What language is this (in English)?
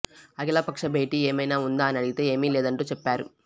Telugu